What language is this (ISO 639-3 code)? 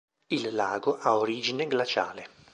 ita